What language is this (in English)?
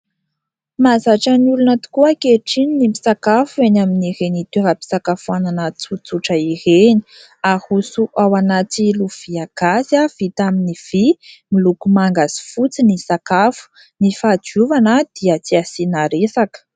Malagasy